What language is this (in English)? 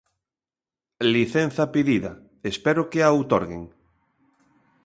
Galician